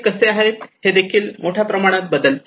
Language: Marathi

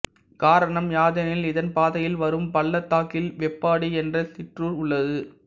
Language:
Tamil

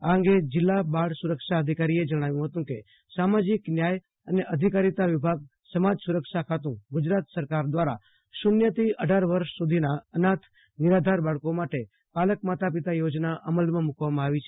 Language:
Gujarati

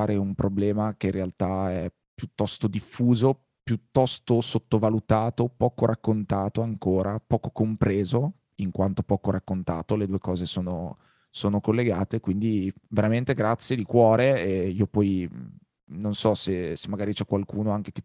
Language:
Italian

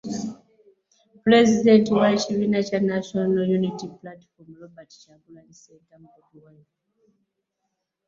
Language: Ganda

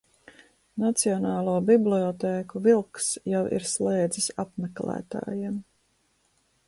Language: Latvian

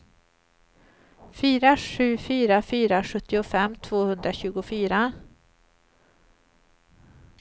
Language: Swedish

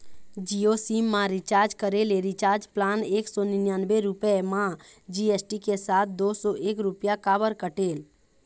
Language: Chhattisgarhi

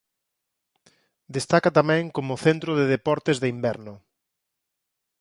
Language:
Galician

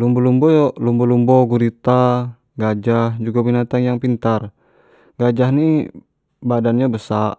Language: Jambi Malay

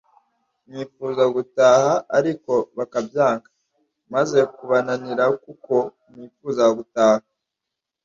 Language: Kinyarwanda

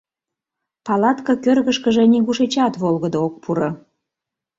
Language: Mari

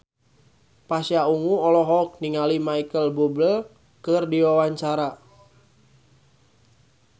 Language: Sundanese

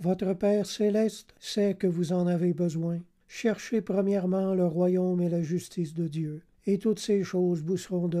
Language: French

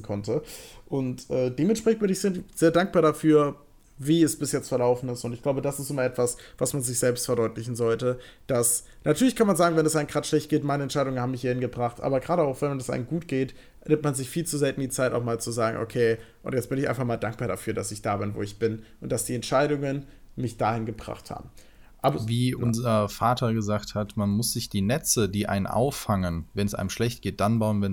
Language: German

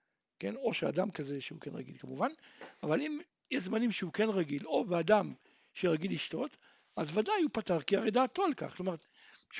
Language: Hebrew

